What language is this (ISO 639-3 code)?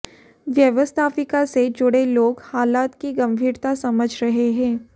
hin